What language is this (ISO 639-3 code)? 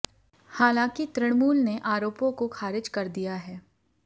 hin